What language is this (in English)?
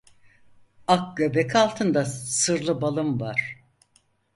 Turkish